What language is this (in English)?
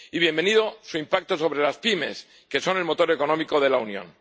Spanish